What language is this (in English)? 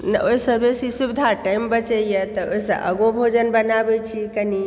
Maithili